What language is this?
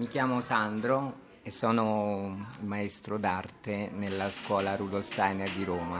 Italian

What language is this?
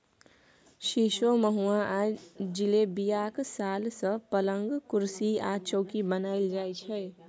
Maithili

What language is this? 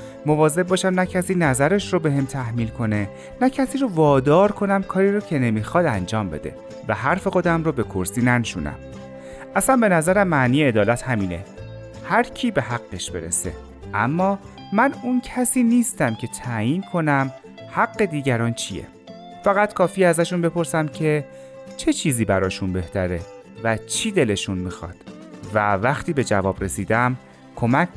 Persian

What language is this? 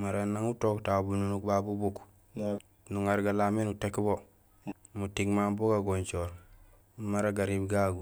Gusilay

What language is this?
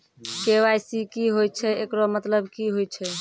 Maithili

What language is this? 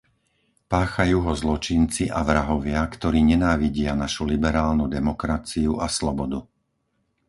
Slovak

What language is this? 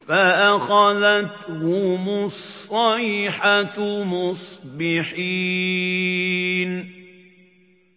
Arabic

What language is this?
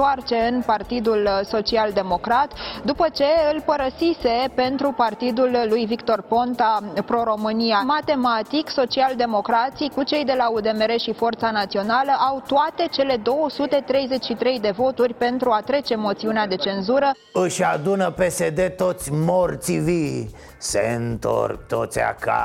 Romanian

